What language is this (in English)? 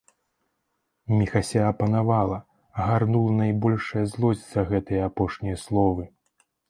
Belarusian